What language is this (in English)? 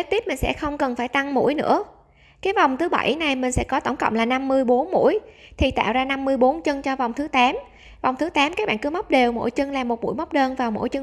Vietnamese